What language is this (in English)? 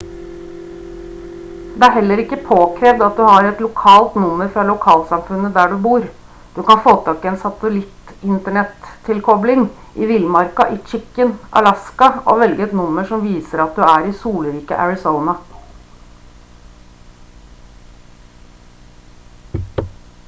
Norwegian Bokmål